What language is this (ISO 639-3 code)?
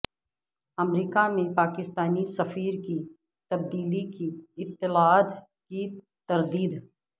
urd